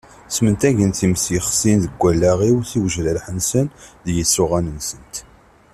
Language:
Kabyle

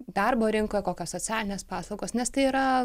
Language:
Lithuanian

